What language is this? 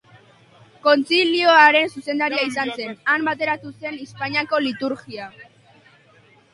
Basque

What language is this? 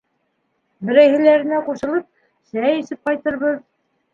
Bashkir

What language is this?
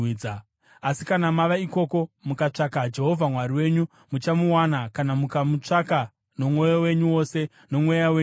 Shona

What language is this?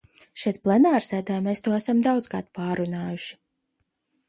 Latvian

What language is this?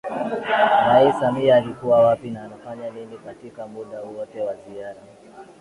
Swahili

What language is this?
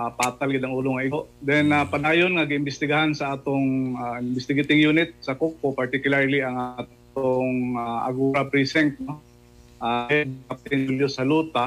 Filipino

